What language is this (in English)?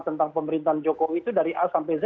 Indonesian